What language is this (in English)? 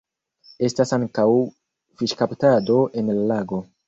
Esperanto